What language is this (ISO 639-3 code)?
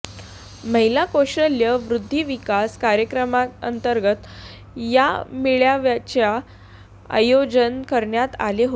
mar